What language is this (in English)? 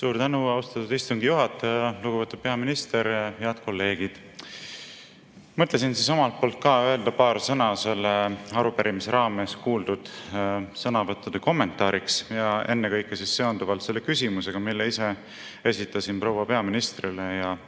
Estonian